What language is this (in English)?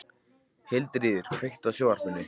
Icelandic